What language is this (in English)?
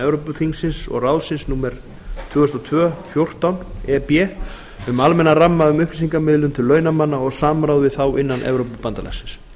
Icelandic